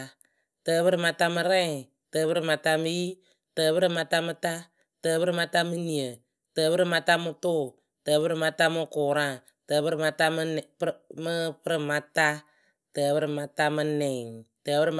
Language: Akebu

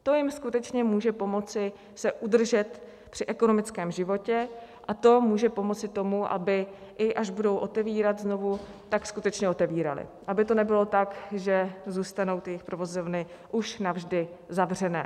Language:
Czech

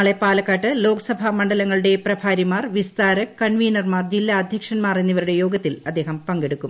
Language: Malayalam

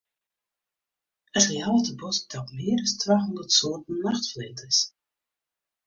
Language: Western Frisian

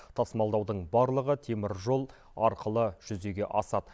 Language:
Kazakh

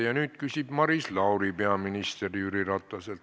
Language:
Estonian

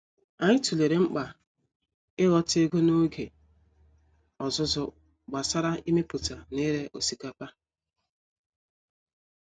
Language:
Igbo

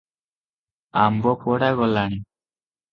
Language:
Odia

